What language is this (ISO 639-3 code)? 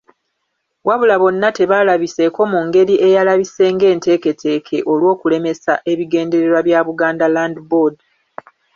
lug